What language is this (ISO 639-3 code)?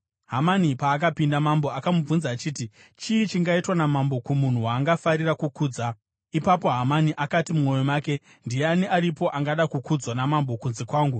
sna